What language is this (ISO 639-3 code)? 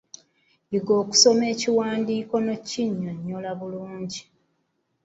lug